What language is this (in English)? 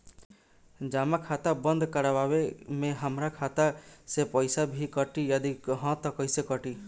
Bhojpuri